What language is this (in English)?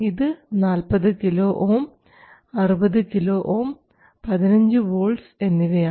Malayalam